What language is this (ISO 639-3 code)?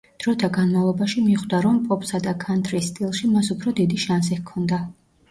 kat